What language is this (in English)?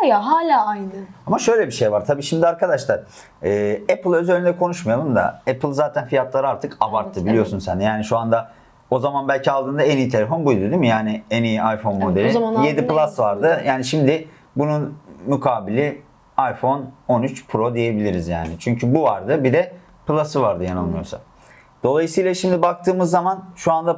Turkish